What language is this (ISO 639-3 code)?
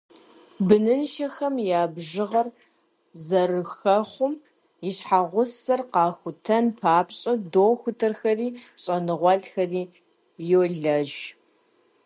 kbd